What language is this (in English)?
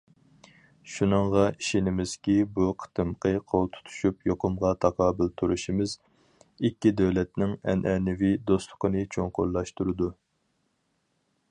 Uyghur